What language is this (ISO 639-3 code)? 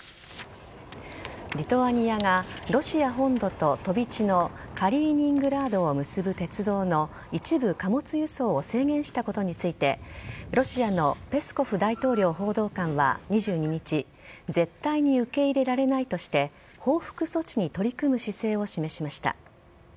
jpn